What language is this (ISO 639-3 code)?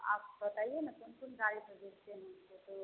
hin